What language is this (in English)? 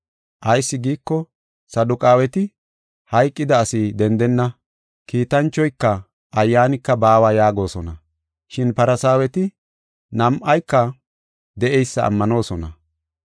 Gofa